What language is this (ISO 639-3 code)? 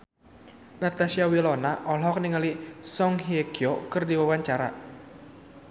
sun